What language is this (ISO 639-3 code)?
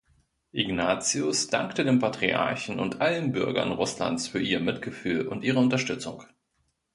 deu